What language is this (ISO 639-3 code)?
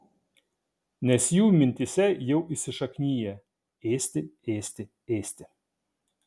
lit